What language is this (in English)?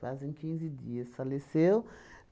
Portuguese